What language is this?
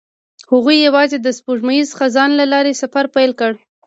Pashto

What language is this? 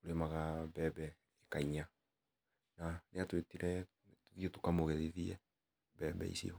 Kikuyu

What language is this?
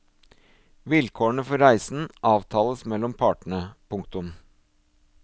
Norwegian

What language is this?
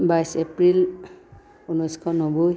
Assamese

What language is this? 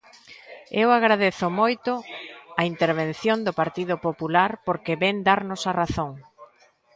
Galician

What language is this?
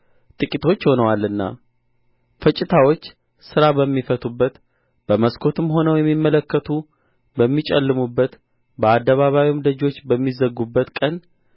Amharic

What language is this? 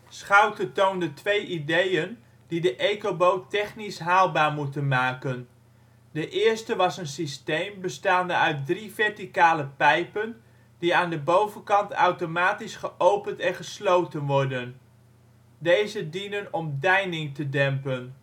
Dutch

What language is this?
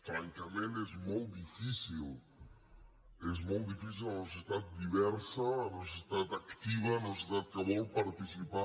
Catalan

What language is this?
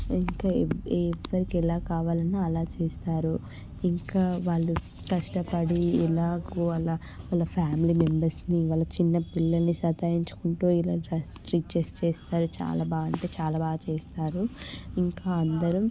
Telugu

